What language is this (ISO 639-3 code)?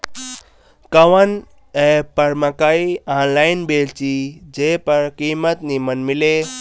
bho